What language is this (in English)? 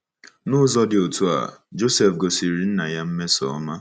Igbo